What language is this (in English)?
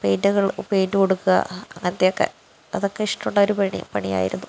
Malayalam